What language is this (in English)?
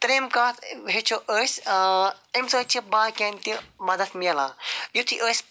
Kashmiri